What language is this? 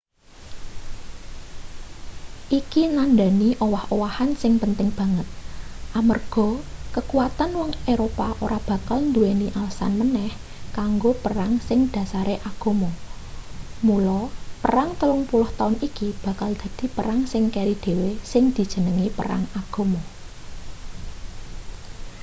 Javanese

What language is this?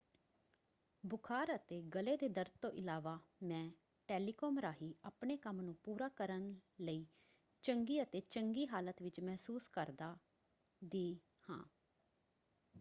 Punjabi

